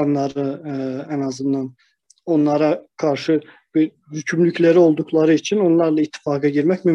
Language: Turkish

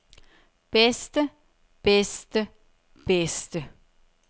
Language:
Danish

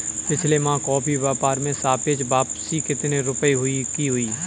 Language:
Hindi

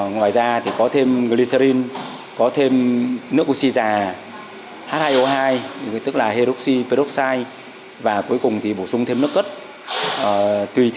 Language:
Vietnamese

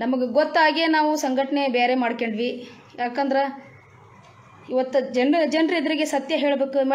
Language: Indonesian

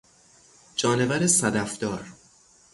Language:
Persian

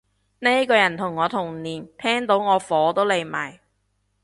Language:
Cantonese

